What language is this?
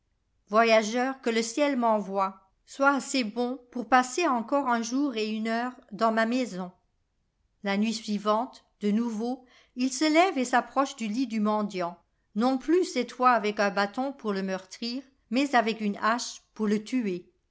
French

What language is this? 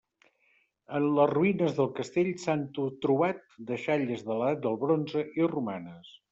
Catalan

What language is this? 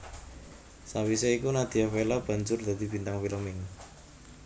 Javanese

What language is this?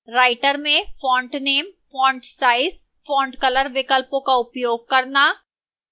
Hindi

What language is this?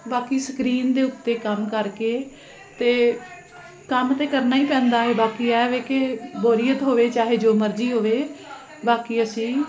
Punjabi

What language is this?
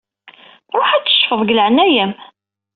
Kabyle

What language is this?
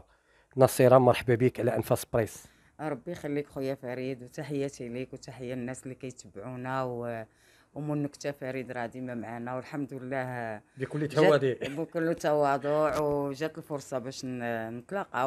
Arabic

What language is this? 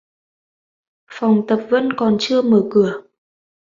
Vietnamese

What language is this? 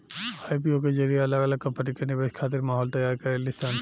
Bhojpuri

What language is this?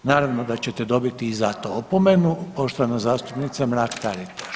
Croatian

